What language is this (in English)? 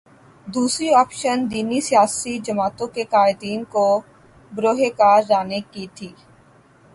Urdu